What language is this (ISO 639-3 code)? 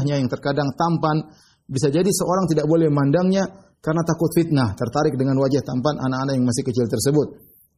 ind